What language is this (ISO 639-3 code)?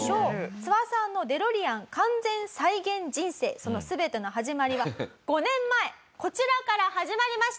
jpn